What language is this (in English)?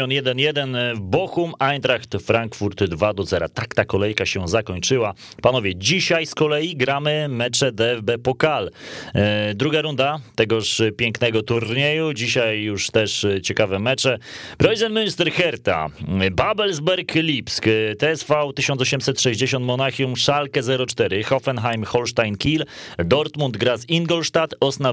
Polish